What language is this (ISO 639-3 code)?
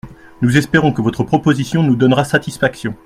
fra